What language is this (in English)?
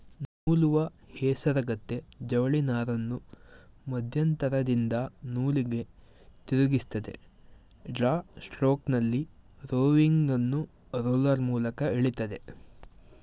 Kannada